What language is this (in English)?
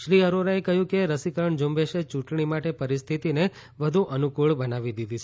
Gujarati